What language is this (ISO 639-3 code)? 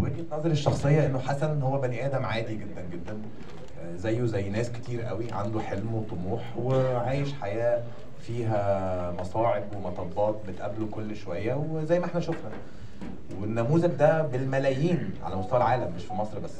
ara